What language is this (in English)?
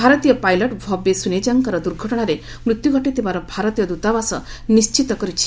Odia